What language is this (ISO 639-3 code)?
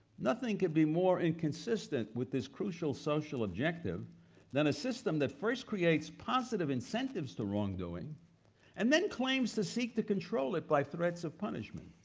eng